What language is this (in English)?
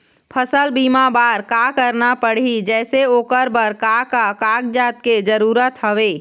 Chhattisgarhi